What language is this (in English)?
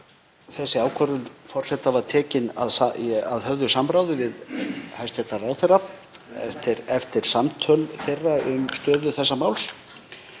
Icelandic